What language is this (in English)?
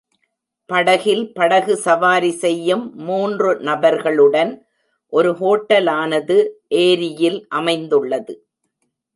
Tamil